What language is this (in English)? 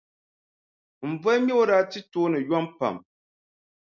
Dagbani